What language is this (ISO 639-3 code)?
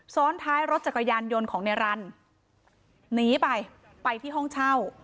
tha